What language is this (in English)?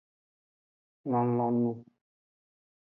Aja (Benin)